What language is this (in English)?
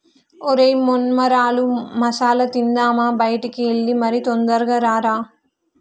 Telugu